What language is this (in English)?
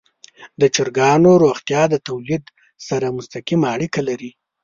Pashto